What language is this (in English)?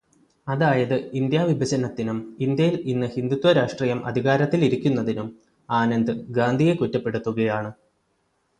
Malayalam